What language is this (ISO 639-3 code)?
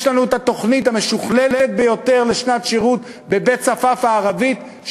heb